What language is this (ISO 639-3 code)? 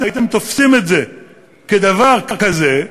heb